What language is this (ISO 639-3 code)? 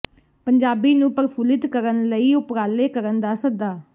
pan